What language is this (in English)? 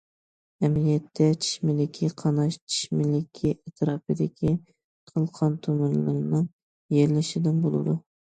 Uyghur